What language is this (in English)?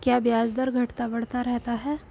Hindi